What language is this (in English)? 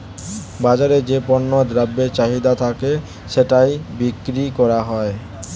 Bangla